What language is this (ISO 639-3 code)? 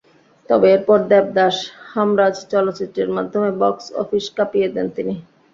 ben